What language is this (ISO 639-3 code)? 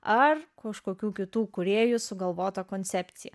lit